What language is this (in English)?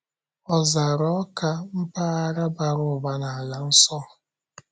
Igbo